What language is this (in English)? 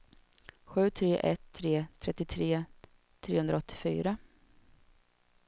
Swedish